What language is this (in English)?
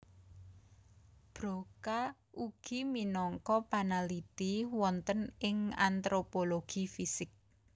Javanese